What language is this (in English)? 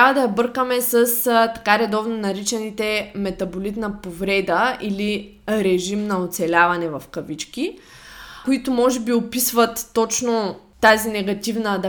Bulgarian